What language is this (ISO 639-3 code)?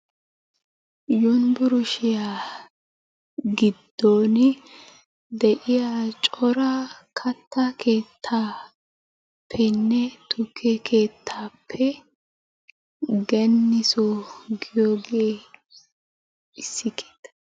wal